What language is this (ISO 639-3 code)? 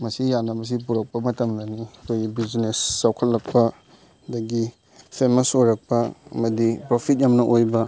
mni